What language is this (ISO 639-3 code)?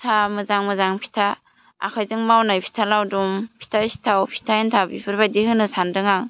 brx